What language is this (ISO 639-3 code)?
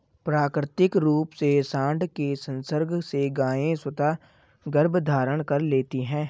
hin